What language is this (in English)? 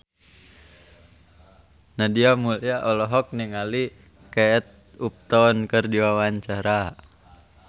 Sundanese